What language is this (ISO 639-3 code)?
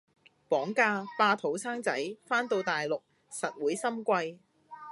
yue